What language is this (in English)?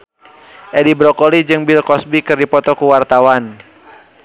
Sundanese